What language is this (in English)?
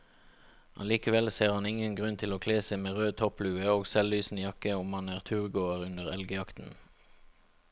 Norwegian